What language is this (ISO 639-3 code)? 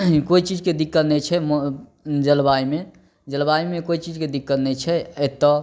mai